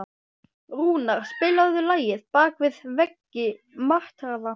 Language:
Icelandic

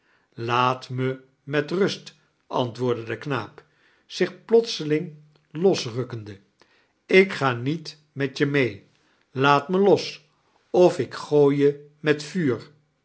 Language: Dutch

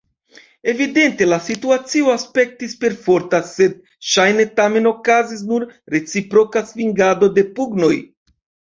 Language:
Esperanto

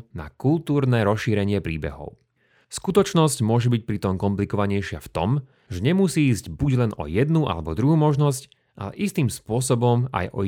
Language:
Slovak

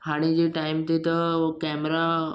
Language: Sindhi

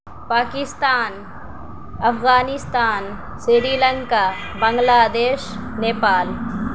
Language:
Urdu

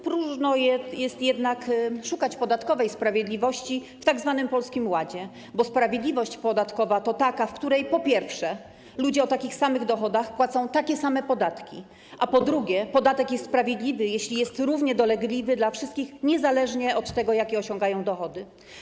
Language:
Polish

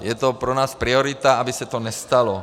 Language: Czech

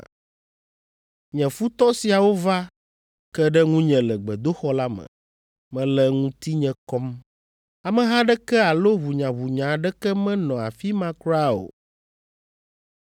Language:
Ewe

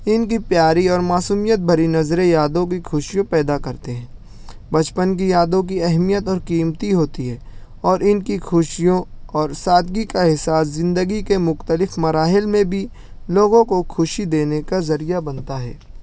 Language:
Urdu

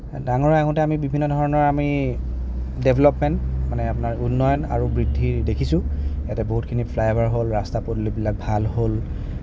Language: Assamese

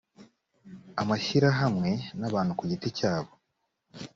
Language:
Kinyarwanda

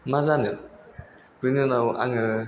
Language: Bodo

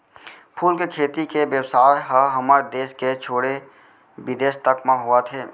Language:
Chhattisgarhi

